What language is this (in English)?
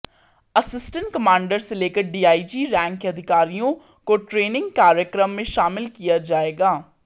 Hindi